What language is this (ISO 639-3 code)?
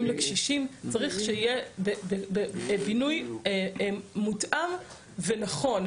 heb